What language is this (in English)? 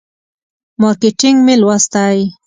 Pashto